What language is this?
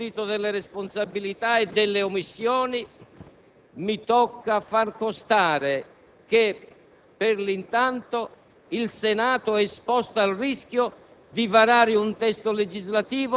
Italian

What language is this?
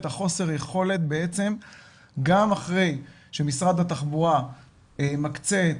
Hebrew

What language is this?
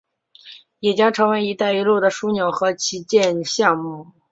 Chinese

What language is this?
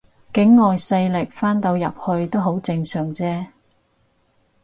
Cantonese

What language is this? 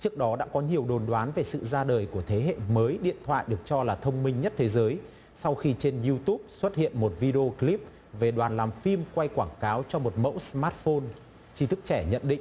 Vietnamese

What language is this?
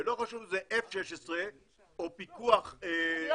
Hebrew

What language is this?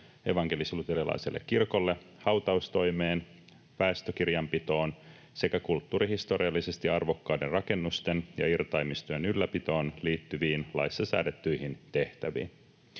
Finnish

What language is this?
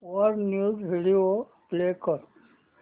Marathi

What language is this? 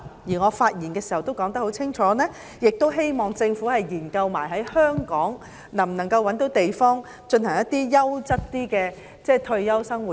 Cantonese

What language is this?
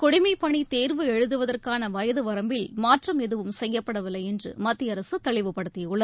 Tamil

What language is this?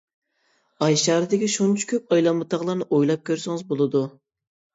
Uyghur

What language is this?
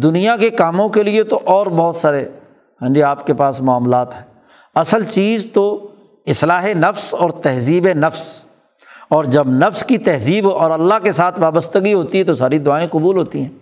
Urdu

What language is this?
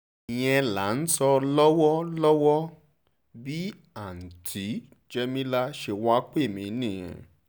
Yoruba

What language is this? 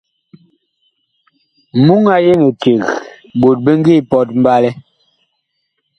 Bakoko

